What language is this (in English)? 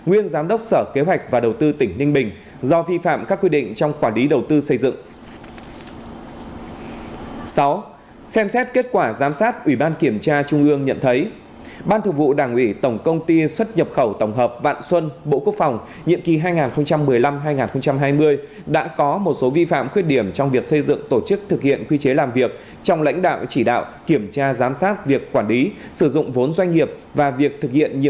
Vietnamese